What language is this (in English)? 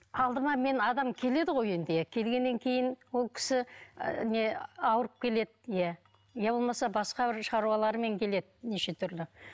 Kazakh